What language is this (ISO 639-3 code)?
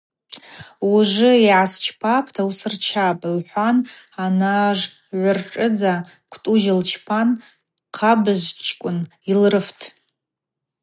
abq